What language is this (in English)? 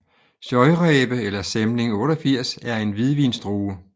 Danish